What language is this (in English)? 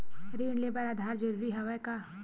Chhattisgarhi